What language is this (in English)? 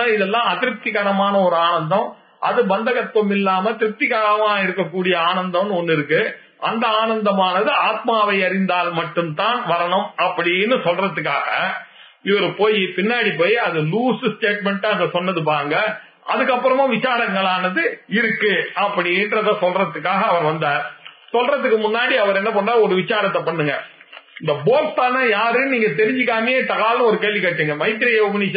Tamil